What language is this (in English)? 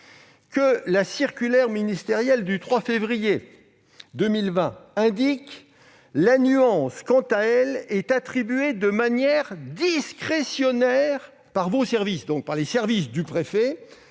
French